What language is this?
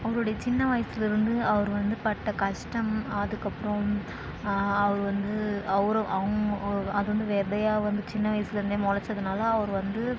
Tamil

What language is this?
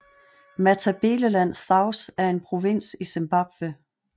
Danish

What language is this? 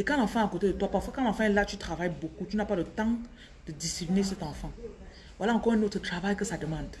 French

